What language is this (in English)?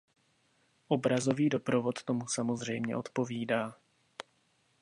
Czech